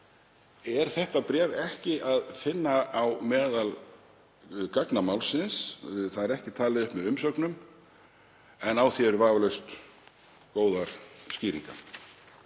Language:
Icelandic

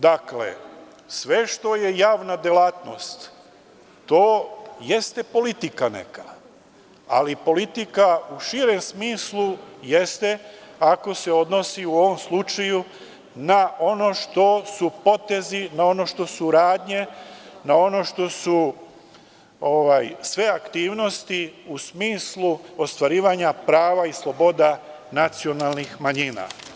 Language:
Serbian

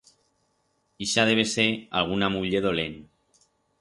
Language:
Aragonese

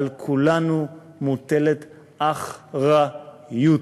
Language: Hebrew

